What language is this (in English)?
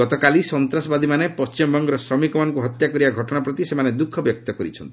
Odia